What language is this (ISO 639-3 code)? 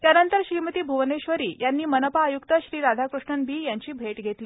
mar